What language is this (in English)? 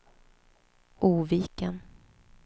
Swedish